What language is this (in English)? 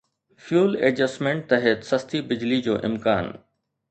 Sindhi